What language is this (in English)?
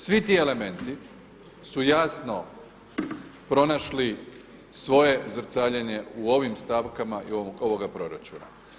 Croatian